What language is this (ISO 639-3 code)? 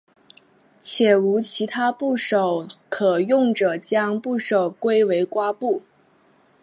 zho